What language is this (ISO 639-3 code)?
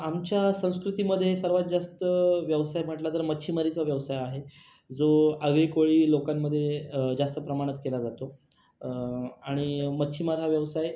mar